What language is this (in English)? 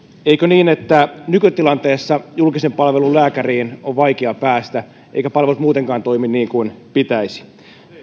Finnish